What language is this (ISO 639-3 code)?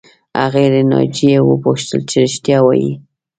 pus